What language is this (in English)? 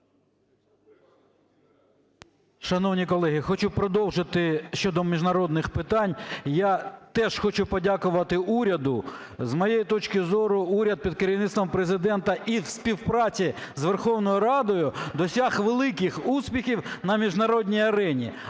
Ukrainian